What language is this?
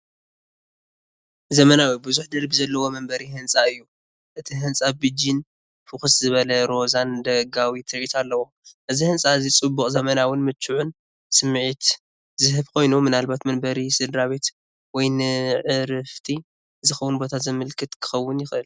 Tigrinya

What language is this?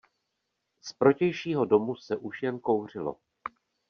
Czech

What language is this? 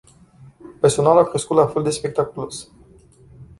Romanian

